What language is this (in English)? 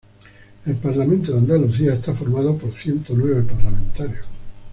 Spanish